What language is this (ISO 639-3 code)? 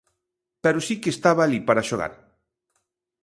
glg